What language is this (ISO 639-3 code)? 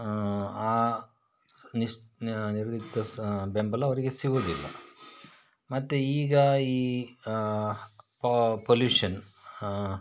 kan